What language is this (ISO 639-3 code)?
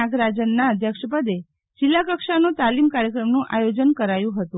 guj